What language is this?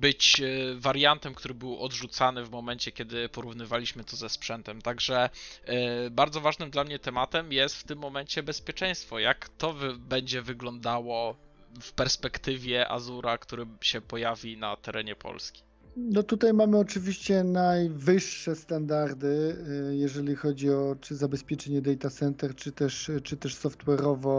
Polish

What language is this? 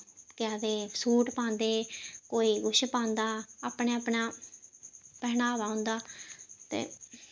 Dogri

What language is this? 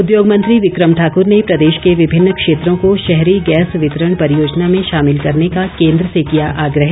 Hindi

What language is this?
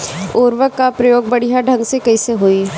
Bhojpuri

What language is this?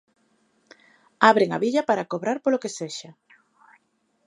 Galician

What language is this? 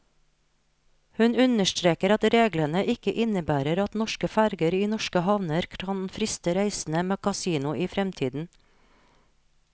Norwegian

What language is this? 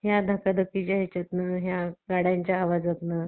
Marathi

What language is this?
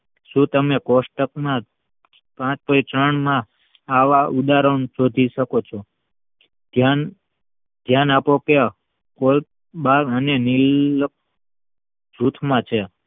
Gujarati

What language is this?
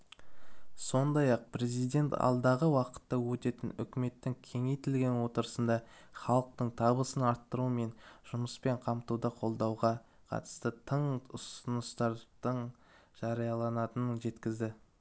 Kazakh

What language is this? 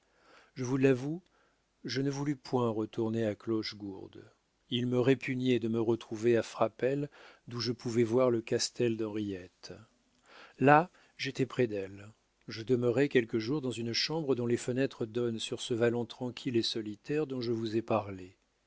French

